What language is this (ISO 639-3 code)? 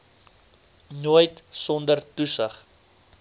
afr